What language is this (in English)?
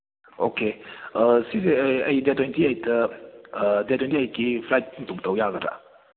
Manipuri